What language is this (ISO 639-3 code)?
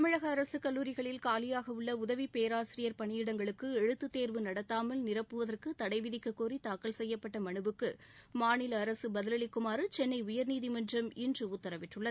tam